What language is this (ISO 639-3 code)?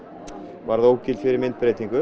isl